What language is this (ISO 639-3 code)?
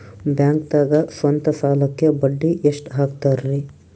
kan